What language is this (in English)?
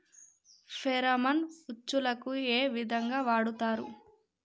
Telugu